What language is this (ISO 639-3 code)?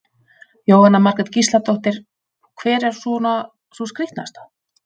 isl